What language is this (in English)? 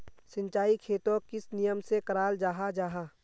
Magahi